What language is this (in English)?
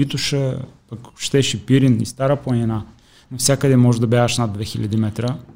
Bulgarian